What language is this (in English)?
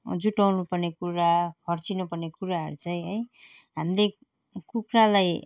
Nepali